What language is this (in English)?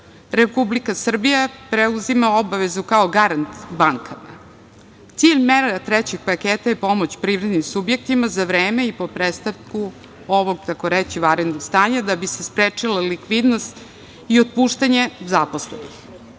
Serbian